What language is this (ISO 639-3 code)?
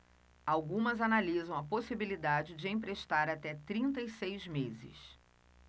por